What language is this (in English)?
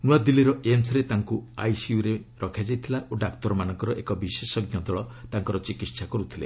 Odia